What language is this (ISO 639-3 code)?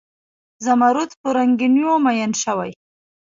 pus